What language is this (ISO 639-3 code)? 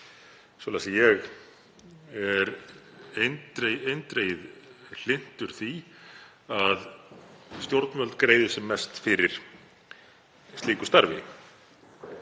isl